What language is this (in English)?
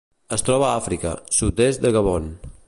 Catalan